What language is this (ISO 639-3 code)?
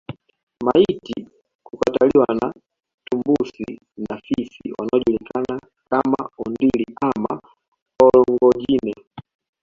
swa